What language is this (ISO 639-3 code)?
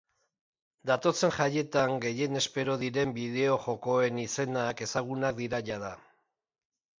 eus